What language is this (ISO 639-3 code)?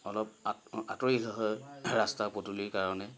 asm